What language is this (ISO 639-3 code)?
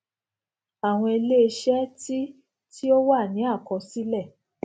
yor